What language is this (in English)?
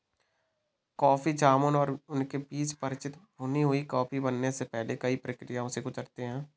Hindi